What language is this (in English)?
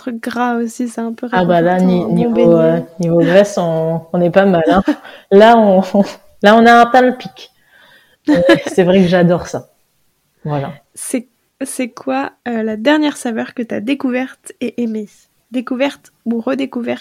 French